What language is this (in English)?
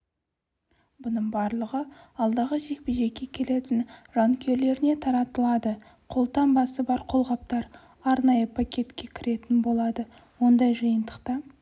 Kazakh